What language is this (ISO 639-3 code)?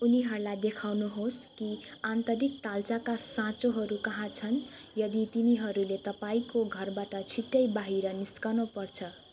nep